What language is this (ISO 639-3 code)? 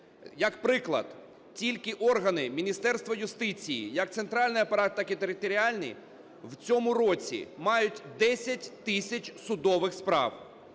ukr